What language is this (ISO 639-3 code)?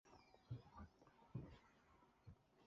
jpn